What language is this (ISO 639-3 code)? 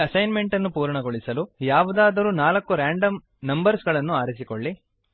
kan